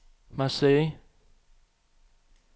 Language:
Danish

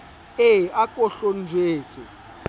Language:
Southern Sotho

